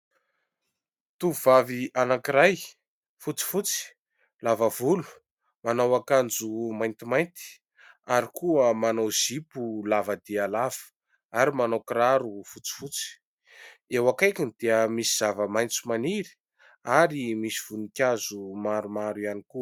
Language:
Malagasy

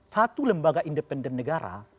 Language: Indonesian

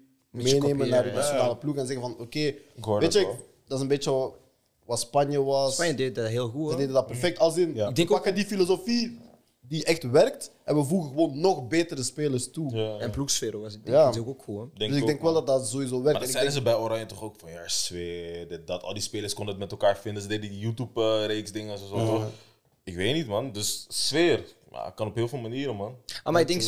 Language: Dutch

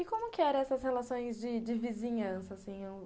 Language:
Portuguese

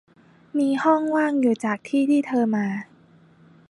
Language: Thai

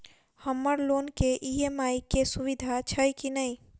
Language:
Maithili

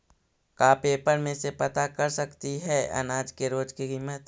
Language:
Magahi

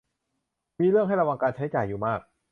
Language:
Thai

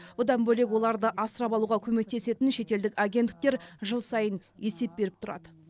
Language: Kazakh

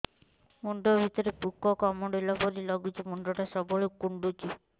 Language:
Odia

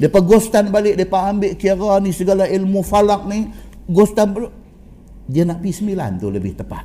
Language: Malay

